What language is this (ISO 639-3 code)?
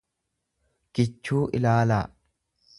orm